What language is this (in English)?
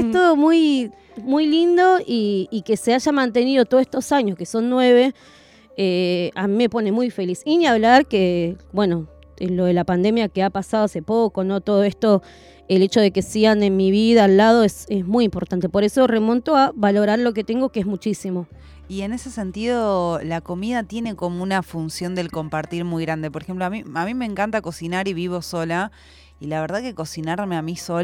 Spanish